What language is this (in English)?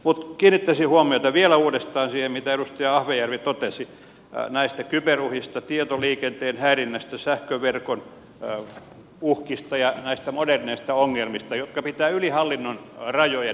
Finnish